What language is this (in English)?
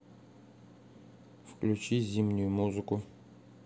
Russian